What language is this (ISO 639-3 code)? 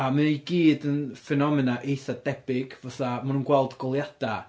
cym